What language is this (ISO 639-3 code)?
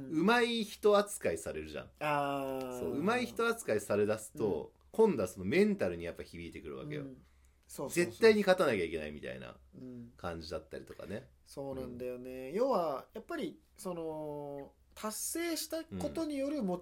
jpn